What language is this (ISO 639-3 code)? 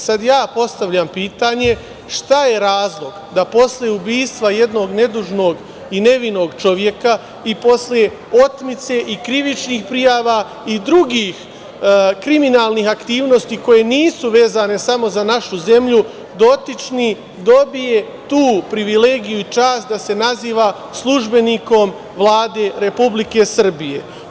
srp